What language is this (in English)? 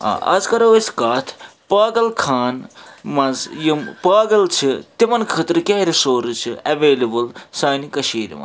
Kashmiri